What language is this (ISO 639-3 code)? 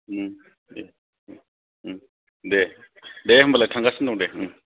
brx